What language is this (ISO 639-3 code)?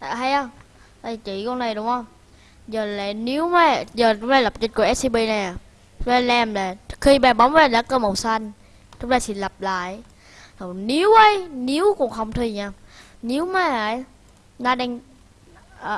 vie